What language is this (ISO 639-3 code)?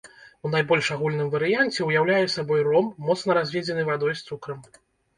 bel